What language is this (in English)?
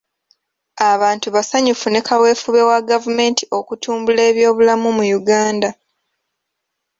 Ganda